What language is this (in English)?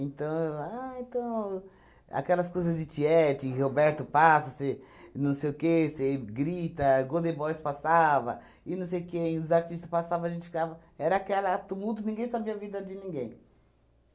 Portuguese